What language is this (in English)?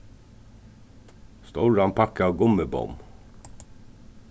Faroese